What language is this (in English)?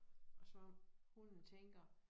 Danish